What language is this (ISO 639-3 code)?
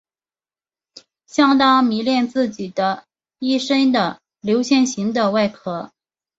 zho